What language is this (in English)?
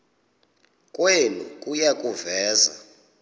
Xhosa